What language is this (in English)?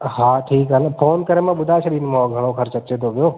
Sindhi